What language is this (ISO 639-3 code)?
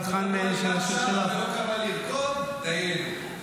heb